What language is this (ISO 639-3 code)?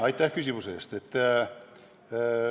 est